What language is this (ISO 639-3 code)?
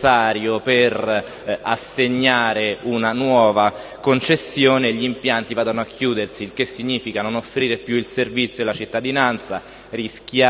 ita